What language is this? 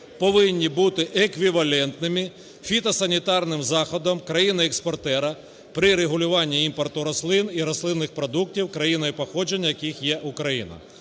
Ukrainian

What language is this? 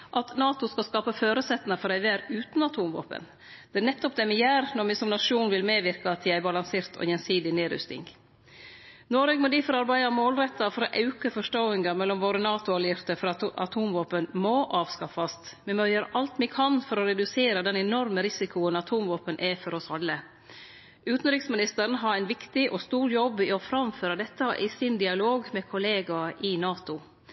Norwegian Nynorsk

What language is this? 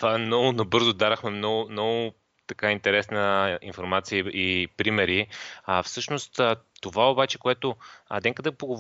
Bulgarian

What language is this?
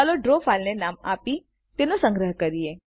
Gujarati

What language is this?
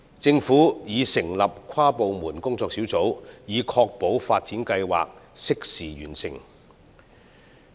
Cantonese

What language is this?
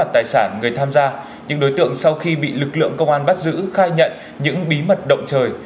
Vietnamese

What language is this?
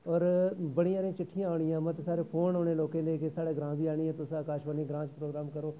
Dogri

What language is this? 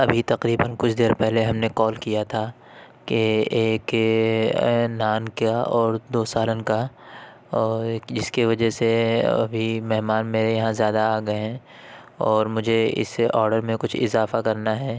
Urdu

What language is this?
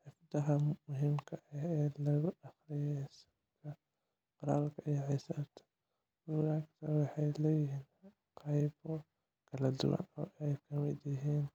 Somali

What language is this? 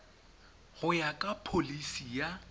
Tswana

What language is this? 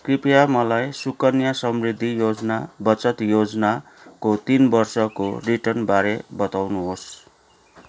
Nepali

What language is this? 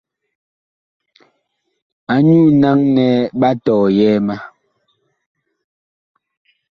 Bakoko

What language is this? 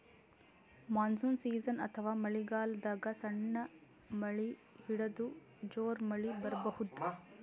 Kannada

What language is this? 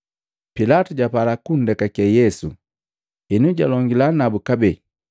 Matengo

